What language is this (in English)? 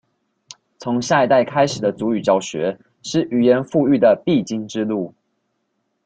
Chinese